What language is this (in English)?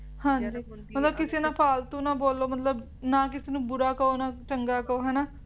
Punjabi